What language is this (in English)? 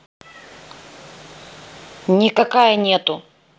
Russian